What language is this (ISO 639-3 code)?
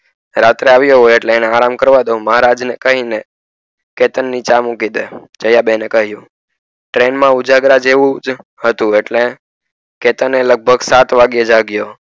guj